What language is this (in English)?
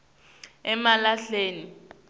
Swati